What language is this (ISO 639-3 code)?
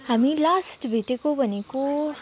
nep